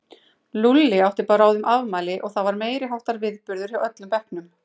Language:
Icelandic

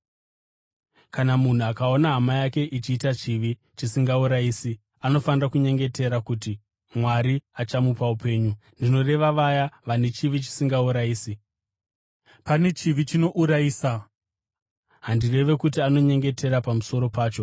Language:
Shona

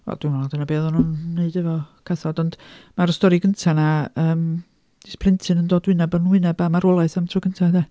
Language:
Welsh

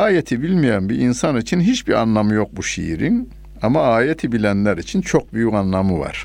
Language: Turkish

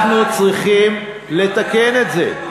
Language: Hebrew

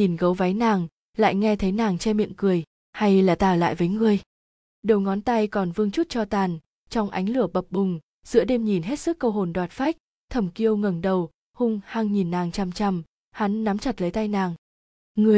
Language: Vietnamese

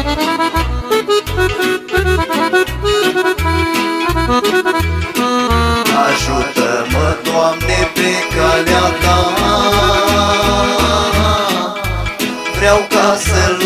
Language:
Romanian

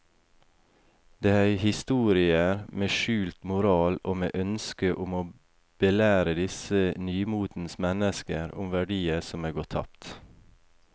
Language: Norwegian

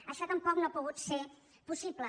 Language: Catalan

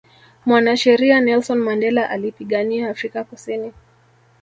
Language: Swahili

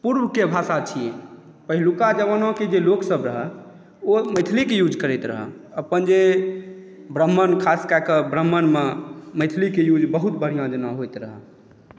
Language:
Maithili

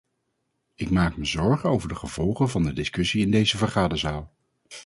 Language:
Dutch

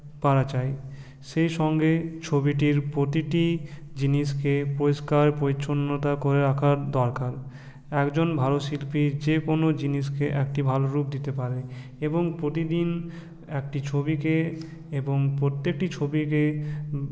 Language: Bangla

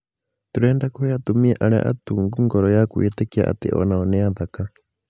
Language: Kikuyu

